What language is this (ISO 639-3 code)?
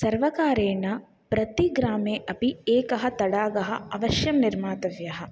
san